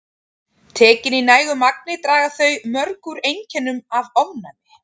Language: Icelandic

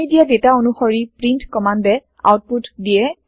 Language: Assamese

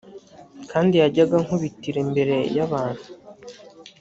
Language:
Kinyarwanda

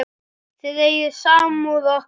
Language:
Icelandic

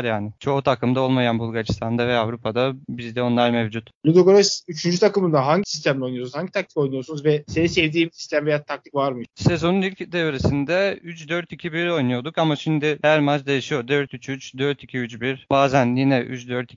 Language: Turkish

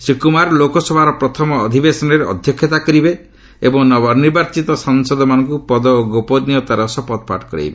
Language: Odia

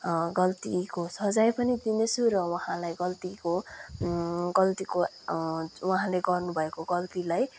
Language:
Nepali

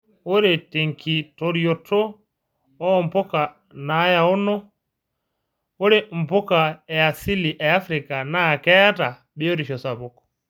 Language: Masai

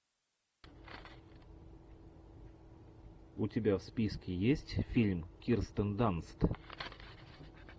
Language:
Russian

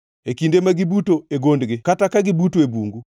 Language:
Luo (Kenya and Tanzania)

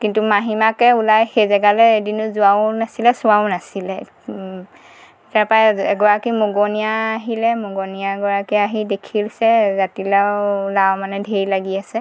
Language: Assamese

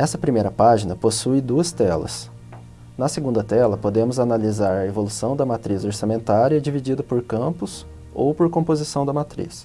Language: Portuguese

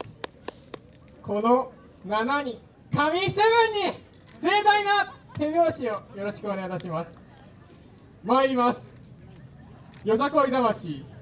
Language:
Japanese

